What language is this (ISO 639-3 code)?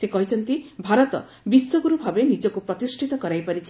ori